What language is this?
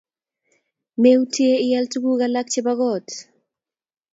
Kalenjin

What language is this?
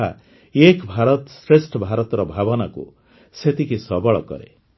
Odia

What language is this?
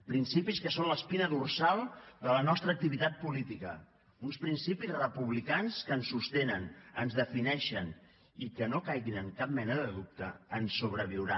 Catalan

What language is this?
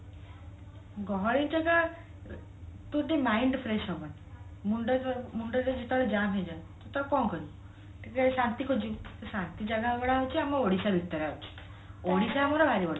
Odia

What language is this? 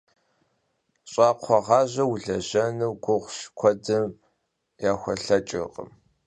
Kabardian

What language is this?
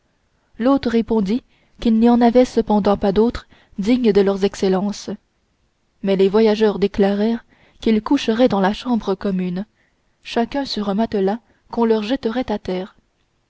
French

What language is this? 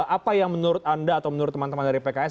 Indonesian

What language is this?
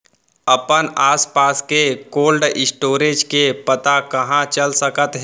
Chhattisgarhi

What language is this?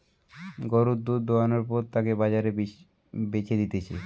Bangla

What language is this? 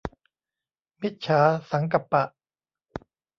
Thai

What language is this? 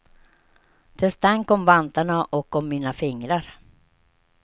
Swedish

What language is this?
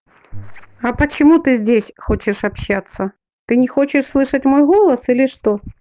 Russian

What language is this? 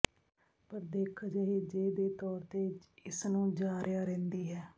Punjabi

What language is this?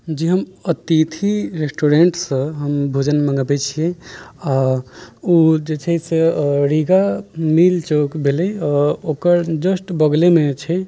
Maithili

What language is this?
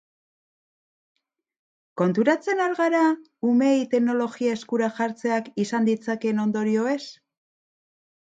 Basque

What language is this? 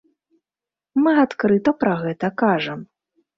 Belarusian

